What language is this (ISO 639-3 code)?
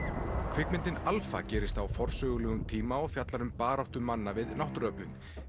isl